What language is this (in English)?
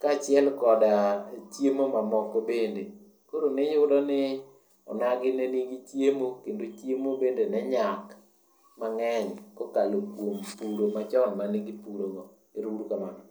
Luo (Kenya and Tanzania)